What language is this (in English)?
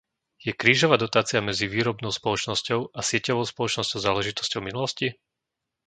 Slovak